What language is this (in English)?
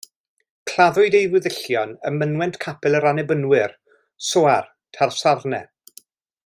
Welsh